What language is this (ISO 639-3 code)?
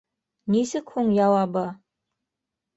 bak